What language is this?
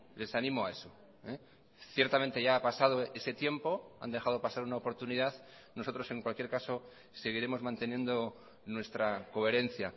Spanish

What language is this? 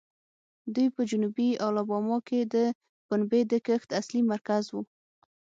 Pashto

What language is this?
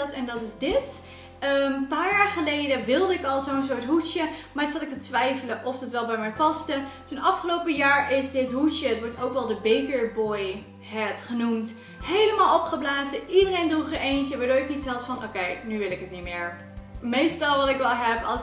Dutch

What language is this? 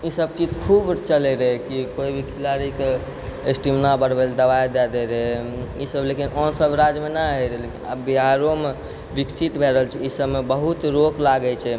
Maithili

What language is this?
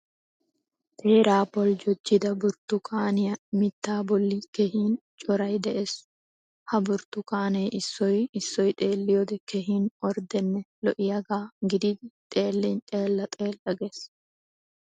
Wolaytta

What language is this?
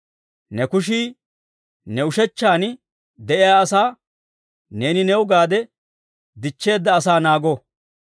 Dawro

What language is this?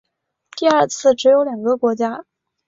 Chinese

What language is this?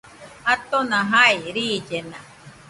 Nüpode Huitoto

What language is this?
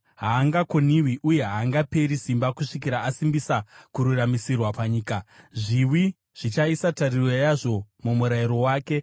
Shona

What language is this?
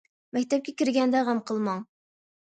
Uyghur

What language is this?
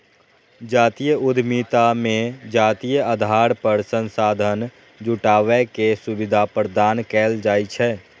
Maithili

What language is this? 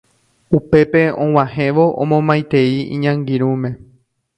Guarani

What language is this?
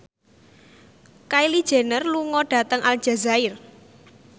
Javanese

